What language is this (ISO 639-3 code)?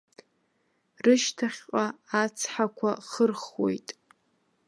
abk